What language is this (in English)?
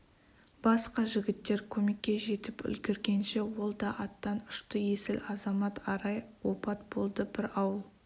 Kazakh